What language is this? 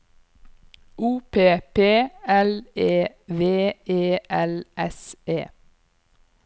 Norwegian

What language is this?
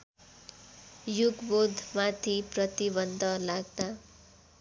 Nepali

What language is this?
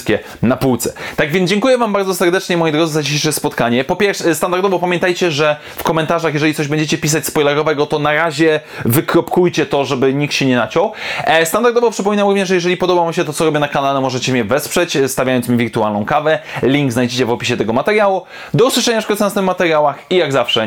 Polish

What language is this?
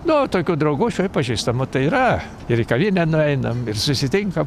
Lithuanian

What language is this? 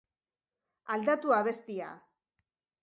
Basque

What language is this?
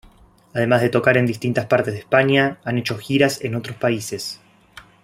Spanish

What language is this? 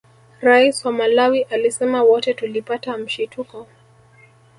Swahili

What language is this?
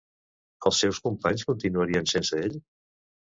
Catalan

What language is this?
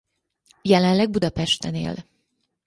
Hungarian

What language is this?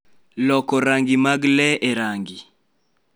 Luo (Kenya and Tanzania)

